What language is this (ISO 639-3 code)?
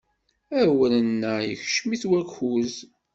kab